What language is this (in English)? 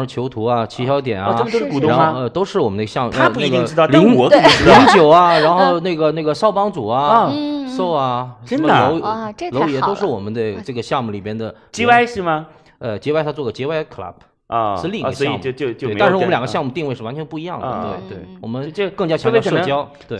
Chinese